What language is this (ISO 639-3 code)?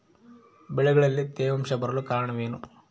kan